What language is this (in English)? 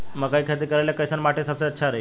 Bhojpuri